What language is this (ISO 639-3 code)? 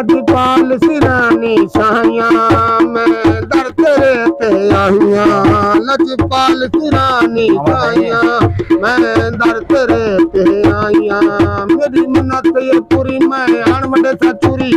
ron